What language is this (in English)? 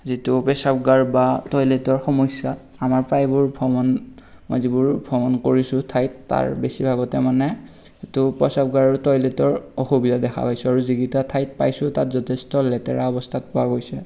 Assamese